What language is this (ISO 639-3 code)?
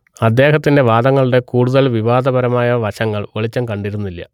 mal